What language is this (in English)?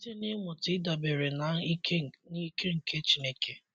Igbo